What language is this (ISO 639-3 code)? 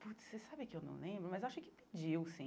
por